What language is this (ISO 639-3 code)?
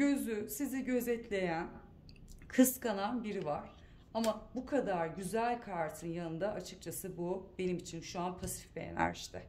tur